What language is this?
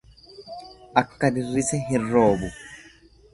Oromo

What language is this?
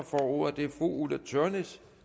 Danish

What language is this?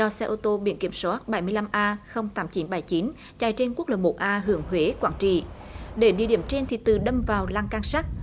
Vietnamese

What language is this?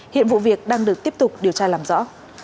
Vietnamese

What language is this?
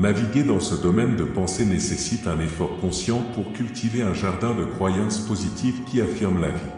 French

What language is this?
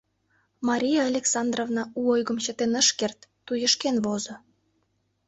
Mari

